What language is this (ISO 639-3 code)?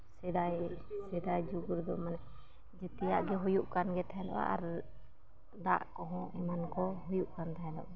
sat